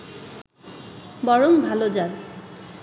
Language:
Bangla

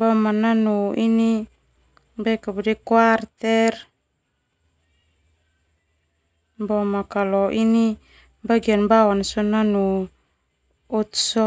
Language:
Termanu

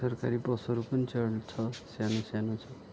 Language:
Nepali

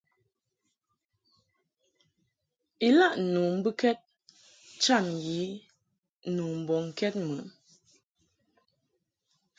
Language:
Mungaka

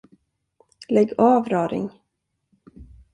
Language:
Swedish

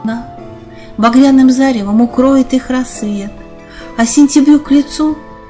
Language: Russian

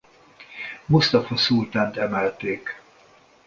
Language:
Hungarian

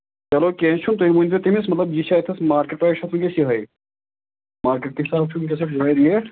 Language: Kashmiri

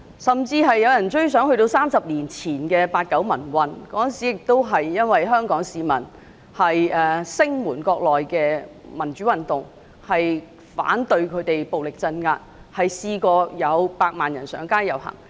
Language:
Cantonese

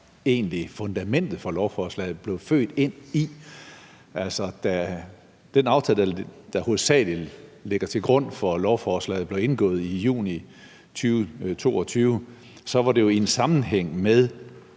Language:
Danish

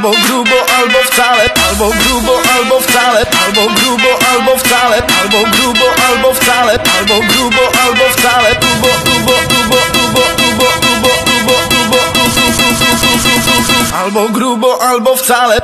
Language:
Polish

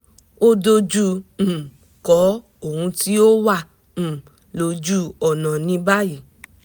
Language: Yoruba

